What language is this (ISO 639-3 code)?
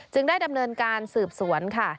tha